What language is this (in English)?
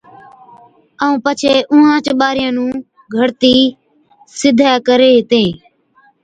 Od